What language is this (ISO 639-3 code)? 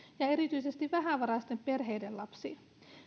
fin